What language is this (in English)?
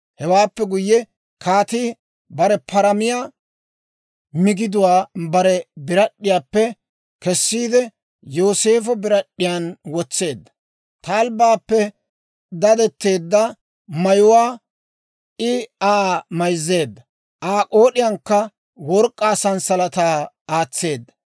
Dawro